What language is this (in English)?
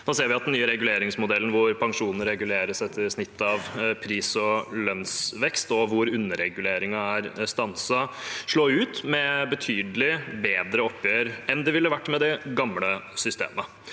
Norwegian